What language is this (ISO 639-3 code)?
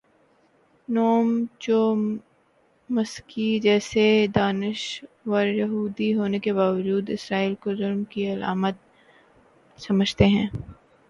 urd